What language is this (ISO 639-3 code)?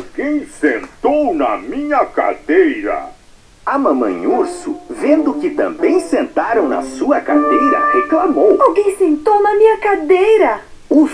por